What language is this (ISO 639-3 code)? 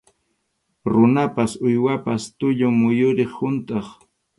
qxu